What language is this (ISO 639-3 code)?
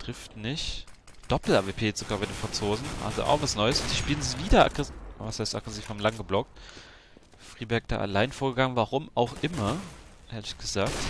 deu